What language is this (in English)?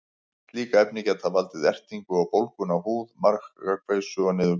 Icelandic